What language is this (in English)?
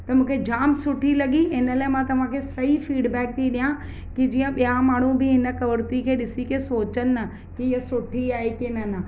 Sindhi